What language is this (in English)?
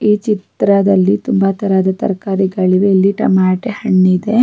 Kannada